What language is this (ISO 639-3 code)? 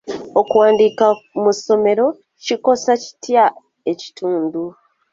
lug